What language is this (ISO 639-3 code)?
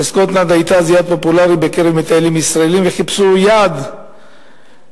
heb